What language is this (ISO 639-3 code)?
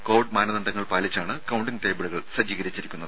mal